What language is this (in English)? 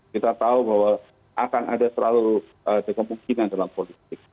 Indonesian